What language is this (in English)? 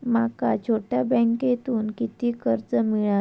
Marathi